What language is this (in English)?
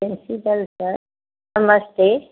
Sindhi